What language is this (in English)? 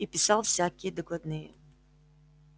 Russian